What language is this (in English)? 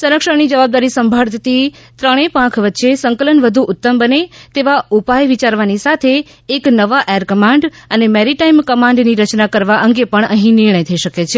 Gujarati